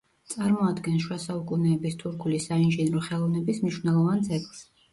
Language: Georgian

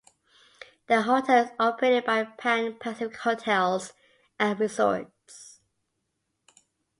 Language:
English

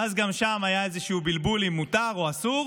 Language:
Hebrew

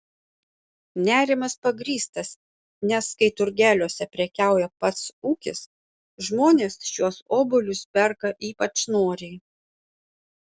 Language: Lithuanian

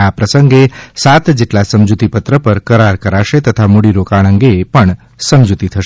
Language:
Gujarati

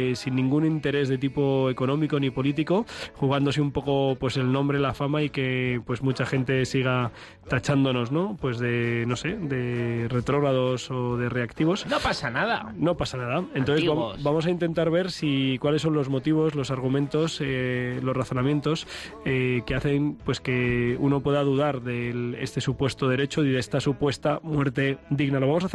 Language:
Spanish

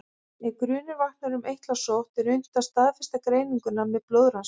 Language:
Icelandic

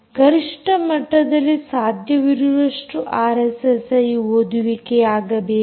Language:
Kannada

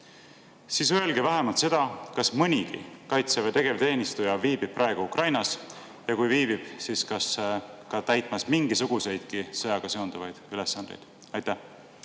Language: Estonian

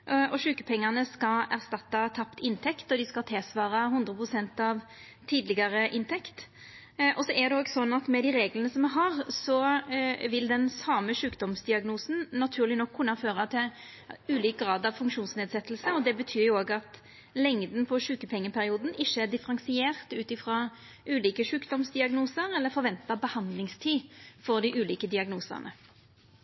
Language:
Norwegian Nynorsk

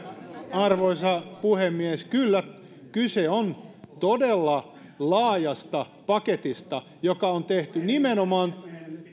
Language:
Finnish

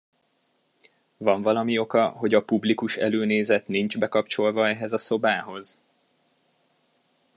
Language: Hungarian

